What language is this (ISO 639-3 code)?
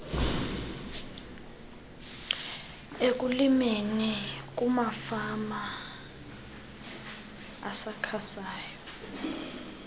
xho